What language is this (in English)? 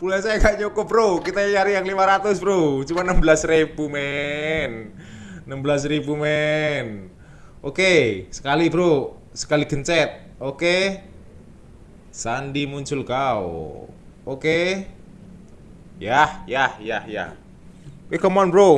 Indonesian